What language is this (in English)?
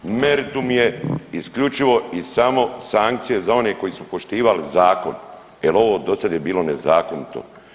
Croatian